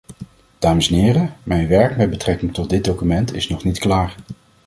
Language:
Dutch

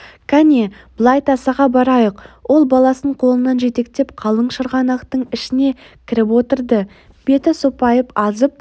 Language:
Kazakh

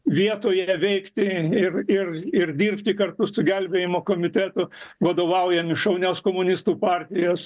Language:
Lithuanian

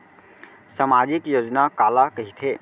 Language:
Chhattisgarhi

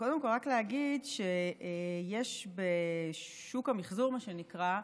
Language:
Hebrew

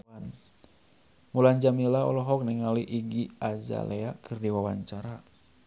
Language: Sundanese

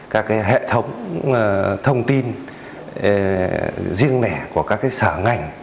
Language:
Vietnamese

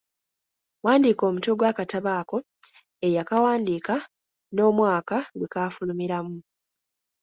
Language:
Ganda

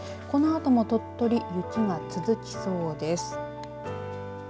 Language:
Japanese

